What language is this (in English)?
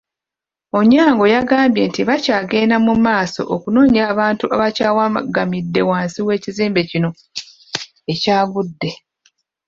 Ganda